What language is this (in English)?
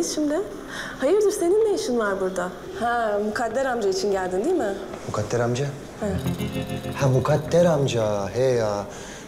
Turkish